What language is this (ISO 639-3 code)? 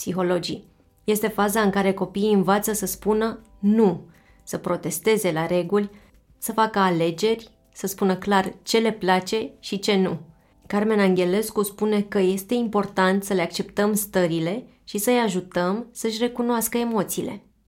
ron